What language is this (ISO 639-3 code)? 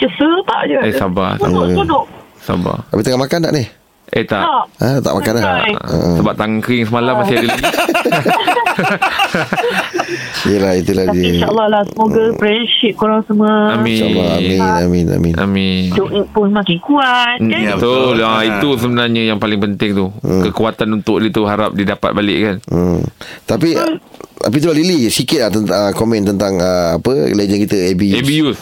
msa